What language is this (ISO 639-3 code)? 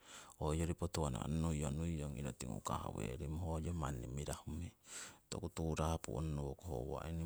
siw